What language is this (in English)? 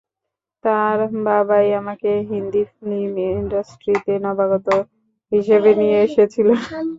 Bangla